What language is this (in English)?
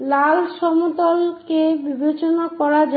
Bangla